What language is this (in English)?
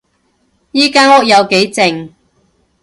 Cantonese